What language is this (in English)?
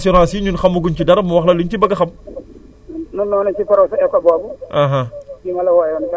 Wolof